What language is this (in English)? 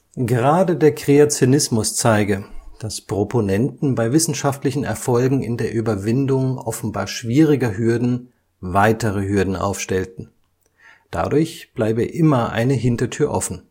German